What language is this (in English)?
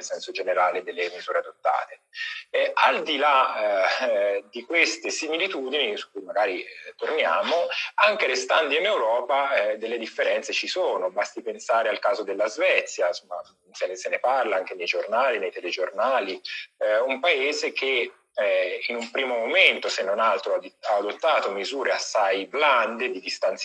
Italian